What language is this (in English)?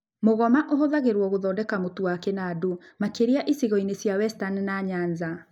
Kikuyu